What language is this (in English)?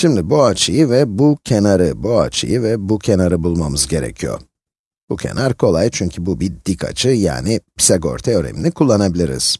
Turkish